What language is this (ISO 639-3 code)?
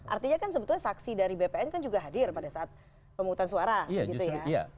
ind